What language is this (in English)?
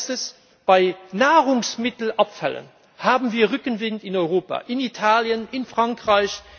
German